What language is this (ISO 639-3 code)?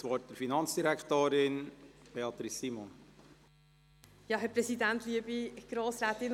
gsw